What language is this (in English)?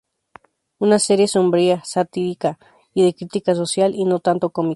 Spanish